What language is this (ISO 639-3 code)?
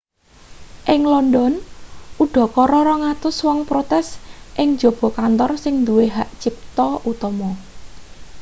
jav